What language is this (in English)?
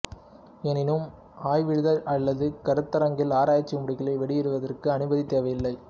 Tamil